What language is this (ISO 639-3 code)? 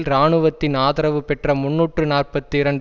tam